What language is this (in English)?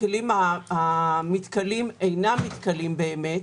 Hebrew